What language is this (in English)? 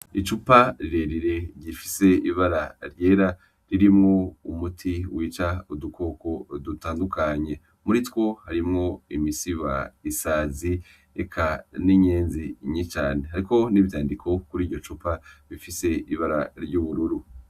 Rundi